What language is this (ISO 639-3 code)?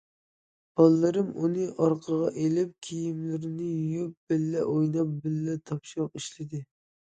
uig